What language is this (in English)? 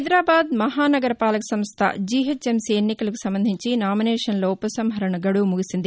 Telugu